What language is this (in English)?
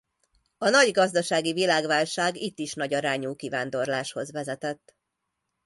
Hungarian